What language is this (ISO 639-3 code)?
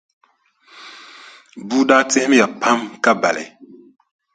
dag